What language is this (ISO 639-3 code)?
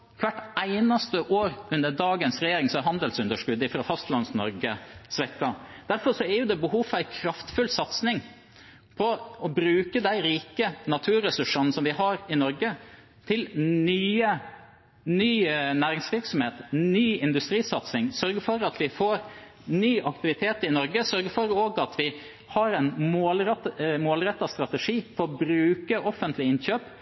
nob